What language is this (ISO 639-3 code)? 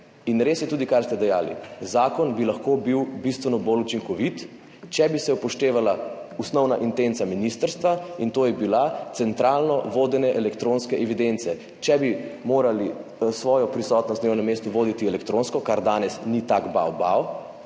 slv